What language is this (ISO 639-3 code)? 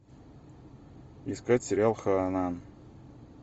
rus